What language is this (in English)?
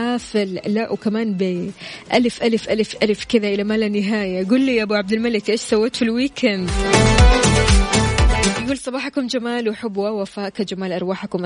Arabic